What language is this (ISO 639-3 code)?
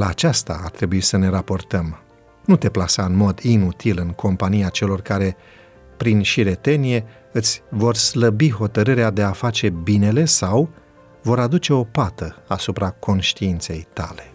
ron